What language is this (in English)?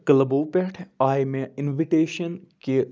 Kashmiri